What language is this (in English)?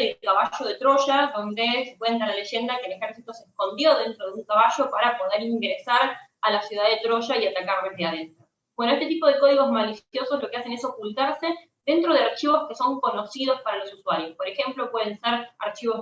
Spanish